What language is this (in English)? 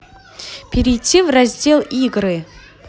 Russian